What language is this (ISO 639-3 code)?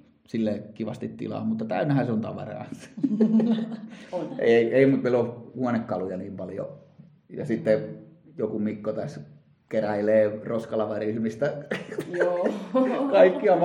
fin